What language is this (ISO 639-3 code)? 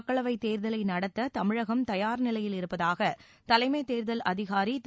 tam